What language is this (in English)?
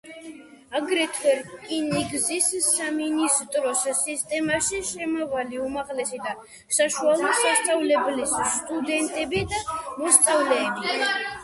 Georgian